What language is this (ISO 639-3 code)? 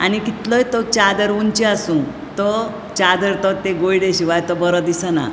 kok